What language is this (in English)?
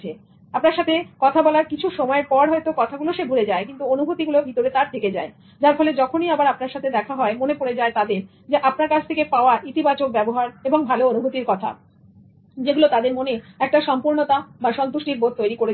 Bangla